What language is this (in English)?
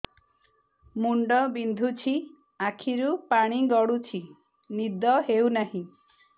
Odia